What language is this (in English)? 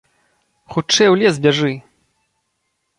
Belarusian